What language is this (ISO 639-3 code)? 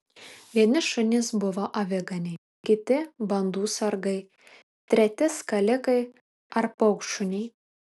lit